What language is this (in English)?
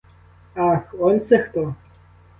Ukrainian